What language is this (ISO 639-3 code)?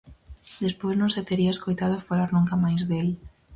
glg